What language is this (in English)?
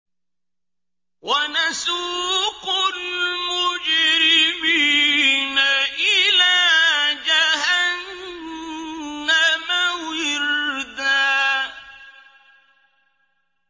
Arabic